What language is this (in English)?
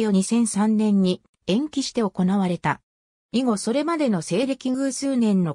Japanese